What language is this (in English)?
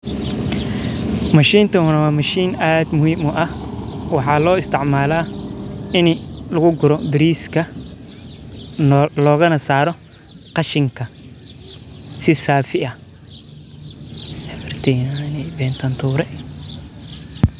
Somali